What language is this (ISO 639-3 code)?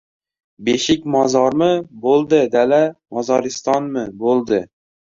uzb